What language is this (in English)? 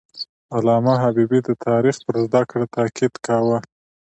Pashto